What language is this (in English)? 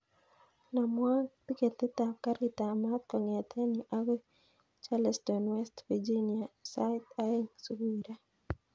Kalenjin